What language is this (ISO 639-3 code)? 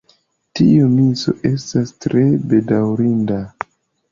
epo